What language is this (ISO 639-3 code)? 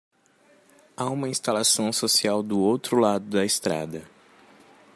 por